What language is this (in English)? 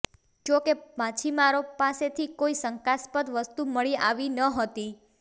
Gujarati